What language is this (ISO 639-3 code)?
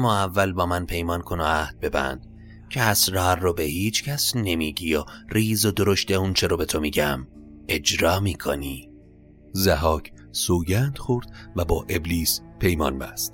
fas